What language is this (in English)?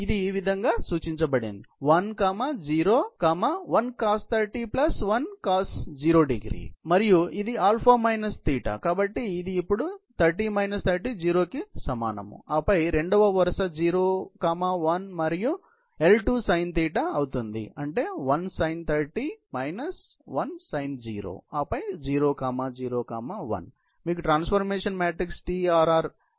Telugu